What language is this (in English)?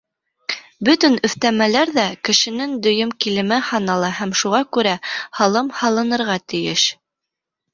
Bashkir